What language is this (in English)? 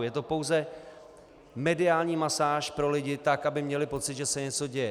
Czech